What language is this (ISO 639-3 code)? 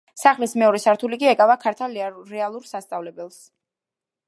kat